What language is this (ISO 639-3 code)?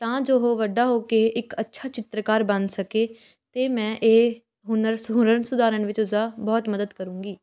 pan